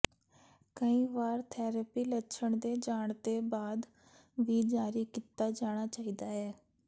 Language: Punjabi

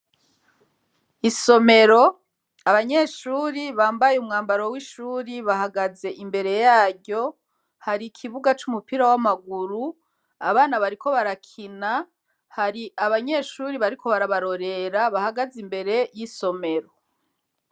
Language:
Rundi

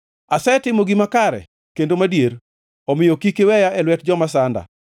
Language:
Luo (Kenya and Tanzania)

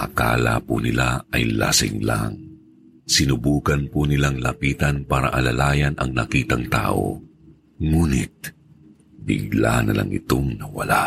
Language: Filipino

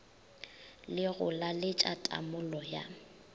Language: Northern Sotho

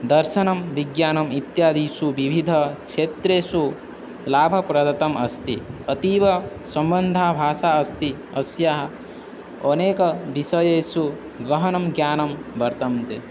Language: Sanskrit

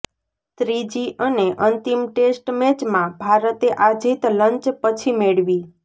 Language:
Gujarati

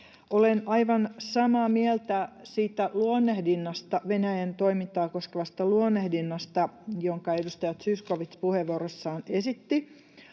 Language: Finnish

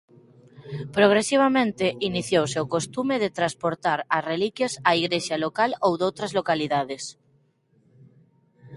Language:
Galician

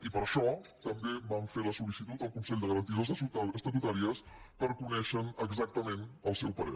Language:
Catalan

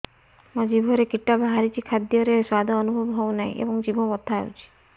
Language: Odia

